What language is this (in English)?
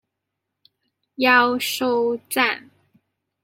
Chinese